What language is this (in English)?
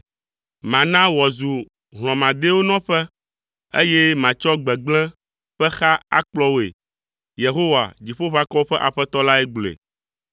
Ewe